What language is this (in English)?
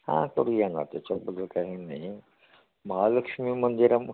Marathi